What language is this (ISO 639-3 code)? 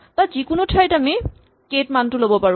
asm